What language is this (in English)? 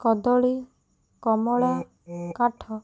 Odia